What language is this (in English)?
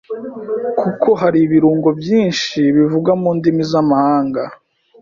Kinyarwanda